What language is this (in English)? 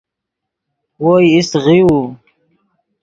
Yidgha